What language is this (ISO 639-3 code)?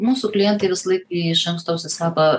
lit